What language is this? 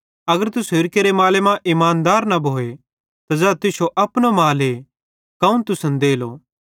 Bhadrawahi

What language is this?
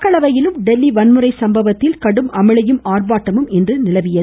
Tamil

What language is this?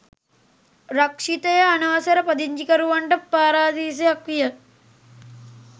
Sinhala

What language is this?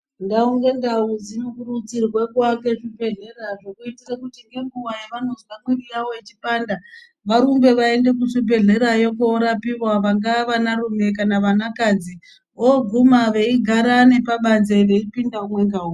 Ndau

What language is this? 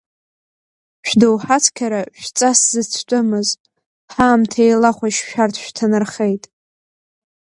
Abkhazian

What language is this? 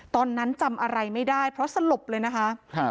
Thai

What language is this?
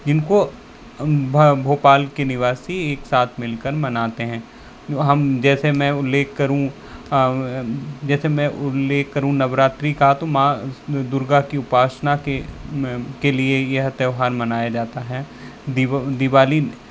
Hindi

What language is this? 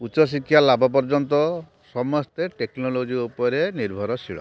Odia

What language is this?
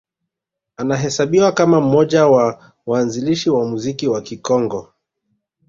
Swahili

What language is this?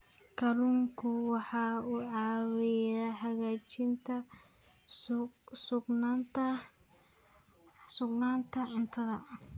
Somali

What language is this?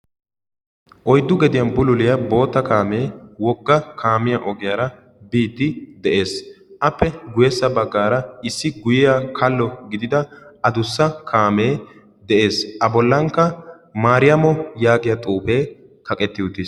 Wolaytta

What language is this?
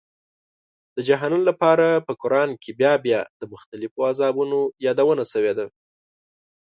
Pashto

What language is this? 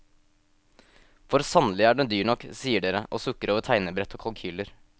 Norwegian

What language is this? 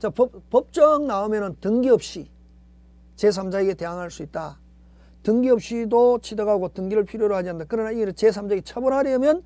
Korean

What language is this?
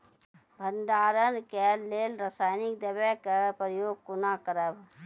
Maithili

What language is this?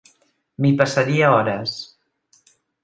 Catalan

